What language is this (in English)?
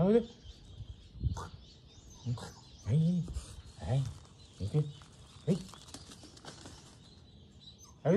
Indonesian